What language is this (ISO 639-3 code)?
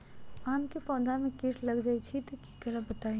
mag